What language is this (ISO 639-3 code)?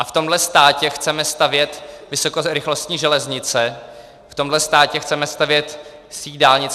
ces